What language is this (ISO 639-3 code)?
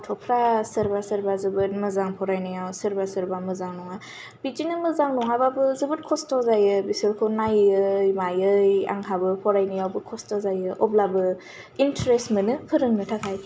brx